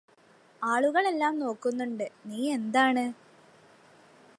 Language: Malayalam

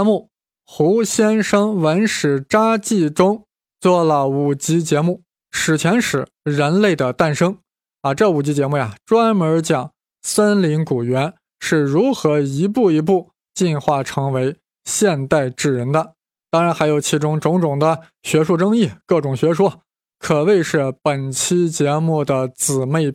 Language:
Chinese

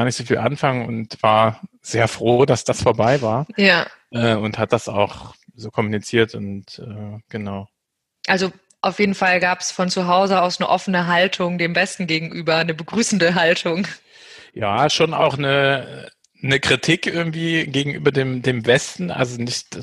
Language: German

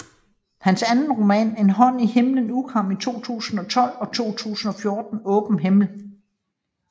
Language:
Danish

